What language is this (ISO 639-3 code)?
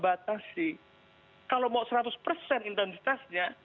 ind